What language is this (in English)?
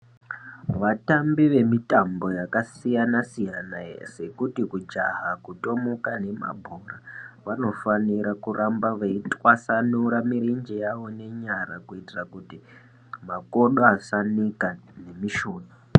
Ndau